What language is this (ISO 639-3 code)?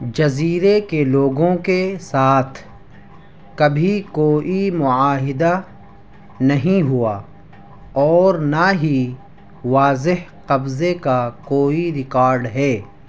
urd